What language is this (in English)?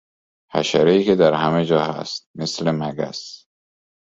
Persian